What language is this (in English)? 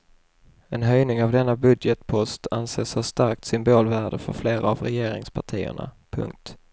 Swedish